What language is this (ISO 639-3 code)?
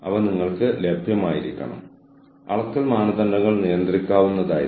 mal